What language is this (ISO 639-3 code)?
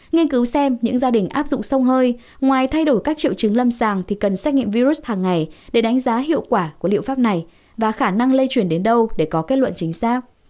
vie